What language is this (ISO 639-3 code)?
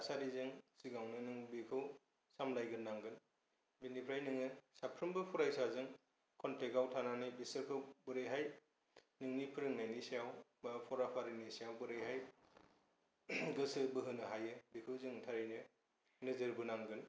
brx